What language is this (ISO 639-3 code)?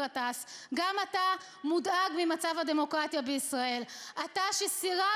heb